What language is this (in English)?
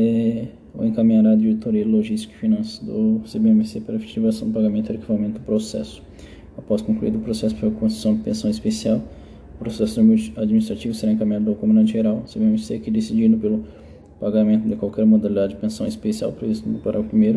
Portuguese